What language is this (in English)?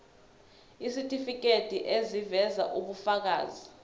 Zulu